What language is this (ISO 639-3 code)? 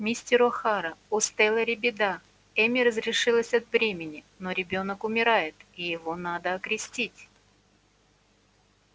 rus